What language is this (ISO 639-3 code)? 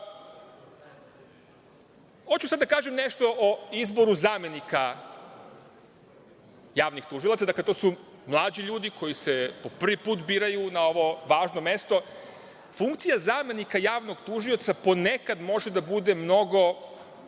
srp